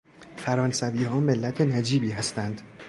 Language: Persian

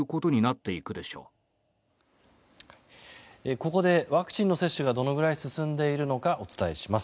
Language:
Japanese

